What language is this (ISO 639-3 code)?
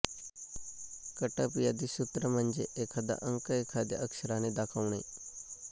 mar